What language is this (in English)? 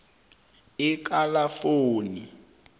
South Ndebele